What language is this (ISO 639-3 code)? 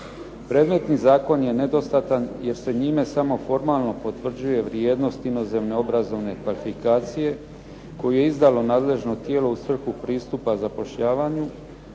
hrv